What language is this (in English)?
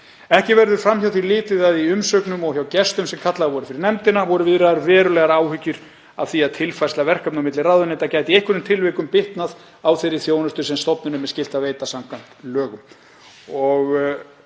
Icelandic